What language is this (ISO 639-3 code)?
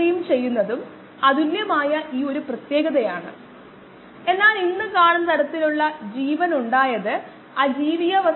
mal